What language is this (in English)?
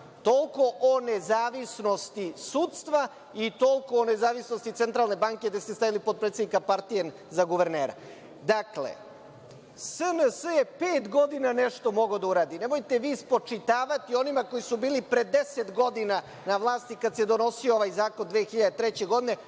Serbian